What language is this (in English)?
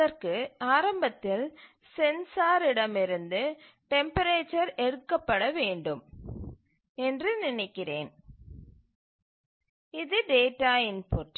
Tamil